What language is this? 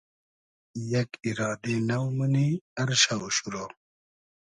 Hazaragi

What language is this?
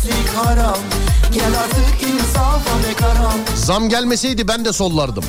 Turkish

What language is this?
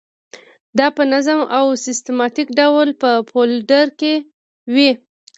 Pashto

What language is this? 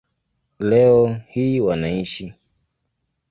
Swahili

